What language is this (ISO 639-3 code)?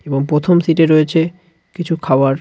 ben